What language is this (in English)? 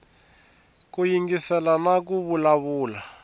Tsonga